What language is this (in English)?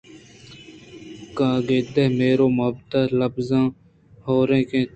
Eastern Balochi